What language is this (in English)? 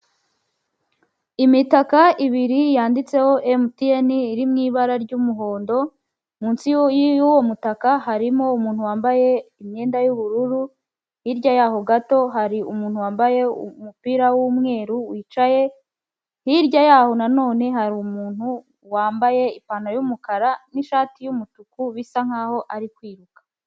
Kinyarwanda